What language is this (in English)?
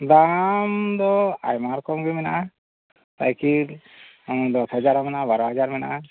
Santali